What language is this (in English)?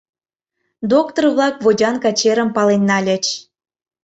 Mari